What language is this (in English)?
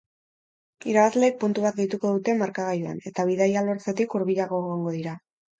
Basque